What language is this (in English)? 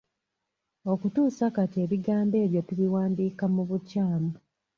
Ganda